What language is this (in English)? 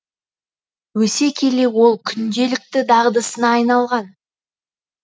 Kazakh